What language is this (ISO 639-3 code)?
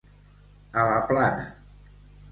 cat